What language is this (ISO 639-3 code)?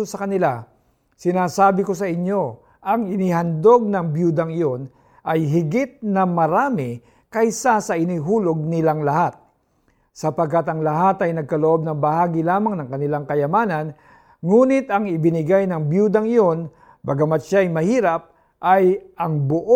fil